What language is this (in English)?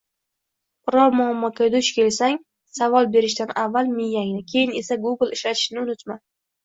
Uzbek